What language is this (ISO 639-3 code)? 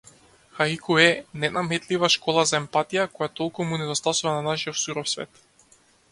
mkd